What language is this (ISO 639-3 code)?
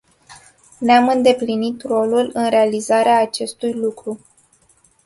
ron